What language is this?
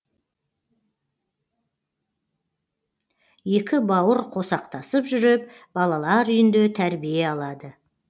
Kazakh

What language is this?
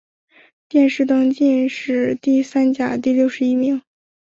Chinese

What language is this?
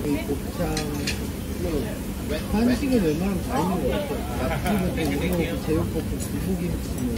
Korean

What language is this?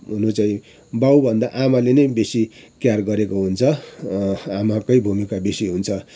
Nepali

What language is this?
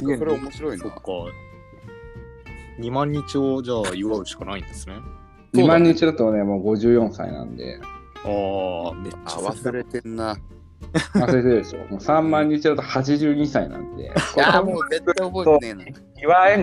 Japanese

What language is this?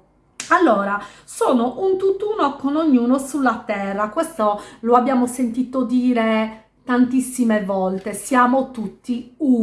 Italian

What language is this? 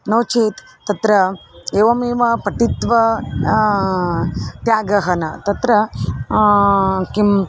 Sanskrit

